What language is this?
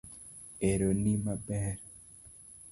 Luo (Kenya and Tanzania)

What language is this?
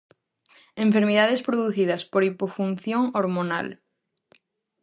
Galician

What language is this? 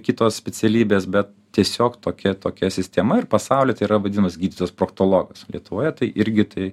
Lithuanian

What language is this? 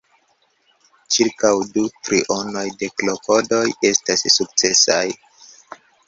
Esperanto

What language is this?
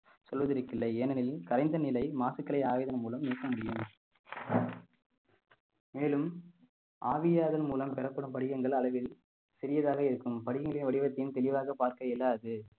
Tamil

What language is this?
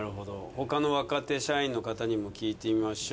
Japanese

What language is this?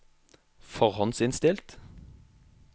Norwegian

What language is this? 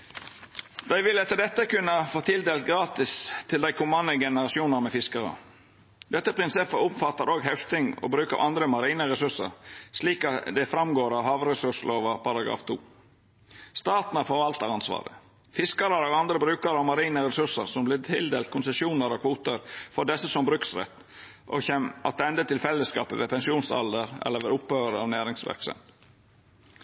Norwegian Nynorsk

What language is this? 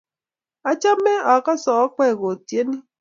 Kalenjin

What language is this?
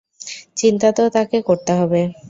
Bangla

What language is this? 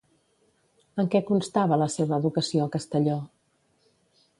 Catalan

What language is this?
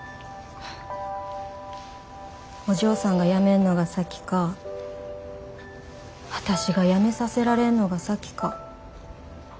Japanese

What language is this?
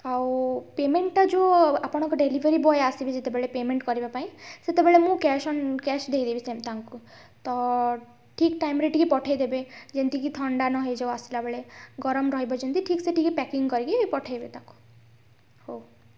Odia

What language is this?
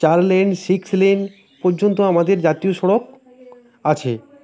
Bangla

